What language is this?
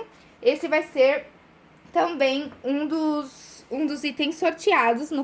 Portuguese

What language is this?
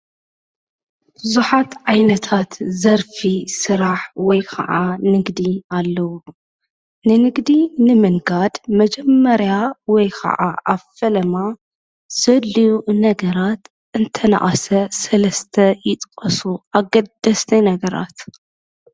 Tigrinya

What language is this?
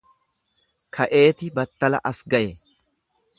Oromo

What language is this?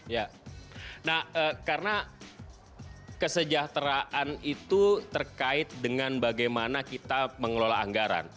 Indonesian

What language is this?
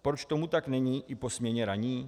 Czech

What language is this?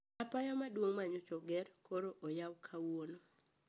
Luo (Kenya and Tanzania)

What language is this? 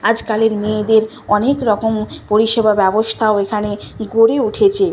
Bangla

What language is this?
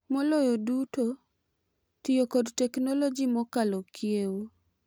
Luo (Kenya and Tanzania)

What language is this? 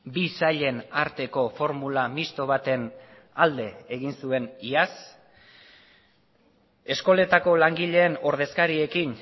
Basque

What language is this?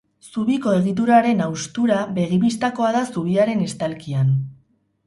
Basque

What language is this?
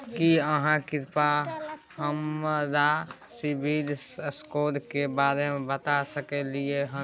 Maithili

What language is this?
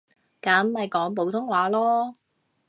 Cantonese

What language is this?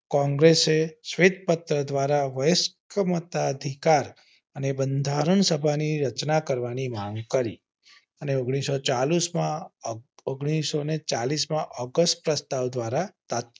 Gujarati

